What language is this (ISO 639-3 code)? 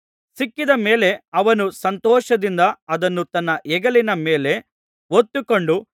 kan